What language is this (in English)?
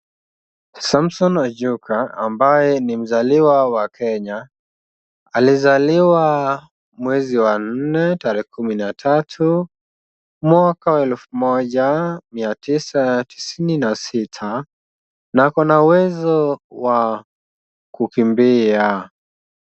Swahili